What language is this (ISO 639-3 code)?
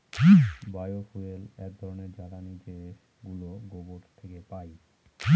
ben